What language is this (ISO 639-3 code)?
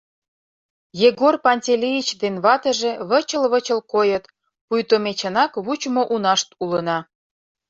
chm